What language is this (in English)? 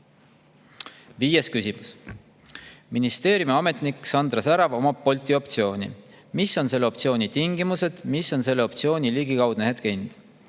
Estonian